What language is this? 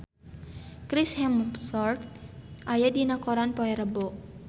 Sundanese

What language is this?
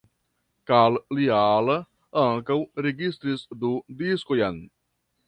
Esperanto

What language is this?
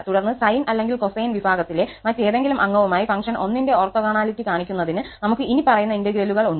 Malayalam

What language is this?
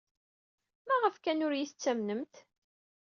Kabyle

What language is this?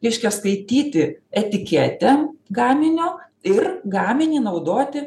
Lithuanian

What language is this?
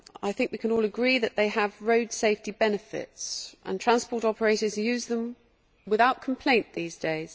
English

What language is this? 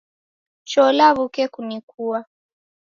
Taita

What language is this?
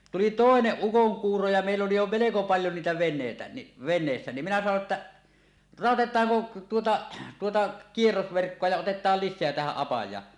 Finnish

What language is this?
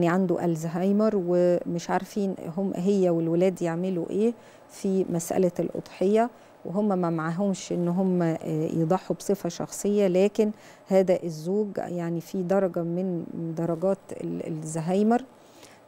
Arabic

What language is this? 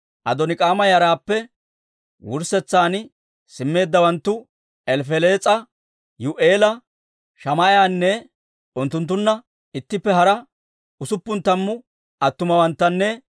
Dawro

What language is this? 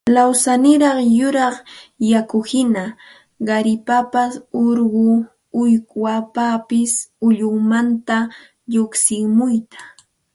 Santa Ana de Tusi Pasco Quechua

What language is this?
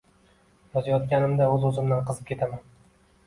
Uzbek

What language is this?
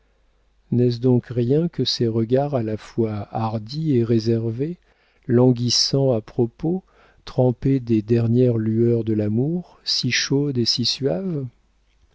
French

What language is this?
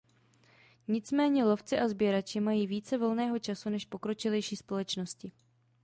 Czech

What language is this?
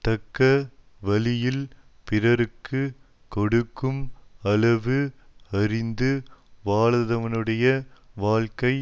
Tamil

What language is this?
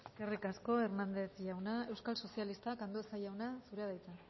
Basque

